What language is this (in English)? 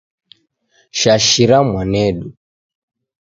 Taita